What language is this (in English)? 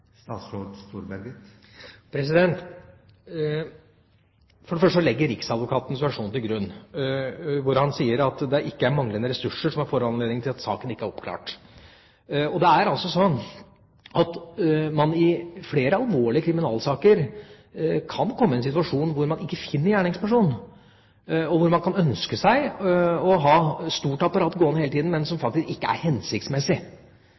Norwegian Bokmål